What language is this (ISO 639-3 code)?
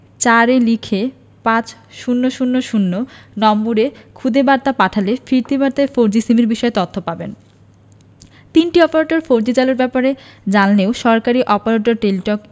ben